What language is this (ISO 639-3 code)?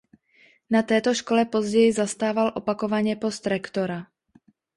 ces